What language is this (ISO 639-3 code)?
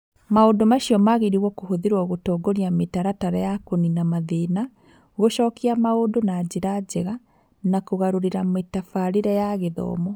kik